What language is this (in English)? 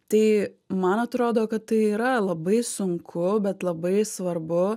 Lithuanian